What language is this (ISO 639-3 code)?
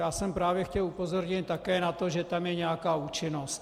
ces